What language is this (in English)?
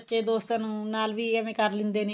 Punjabi